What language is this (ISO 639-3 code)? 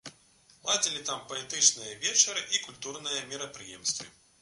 bel